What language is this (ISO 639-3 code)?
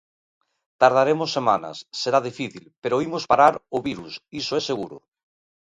glg